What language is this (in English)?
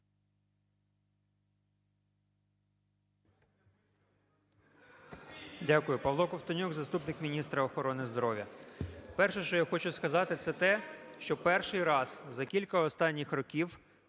Ukrainian